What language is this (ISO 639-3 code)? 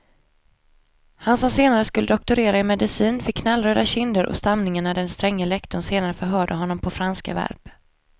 swe